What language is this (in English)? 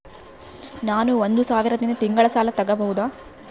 Kannada